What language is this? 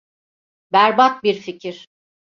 Turkish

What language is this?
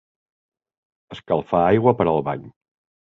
Catalan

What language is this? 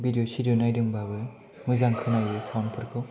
Bodo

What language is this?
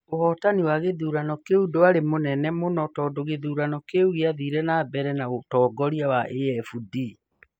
Kikuyu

